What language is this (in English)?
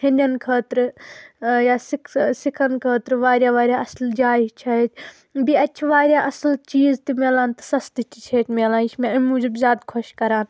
Kashmiri